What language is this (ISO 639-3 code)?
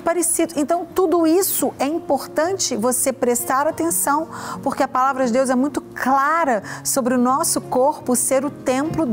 por